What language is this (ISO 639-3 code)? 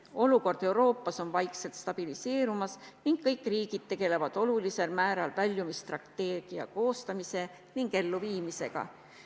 est